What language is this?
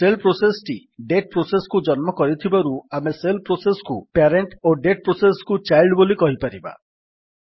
Odia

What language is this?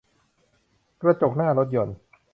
Thai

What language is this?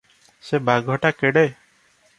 Odia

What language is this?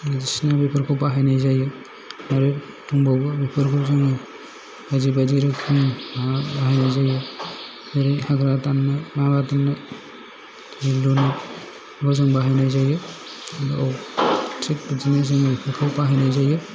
Bodo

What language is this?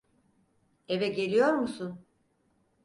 Turkish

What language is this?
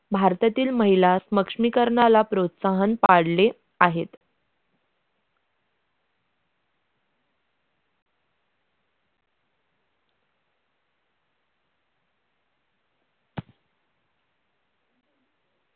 Marathi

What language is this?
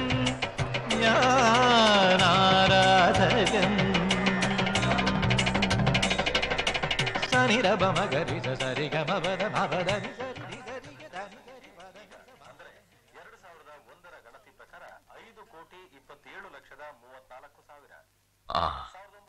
Malayalam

